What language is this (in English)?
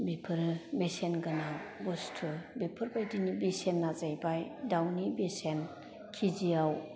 Bodo